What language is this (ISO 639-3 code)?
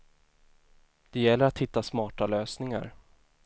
swe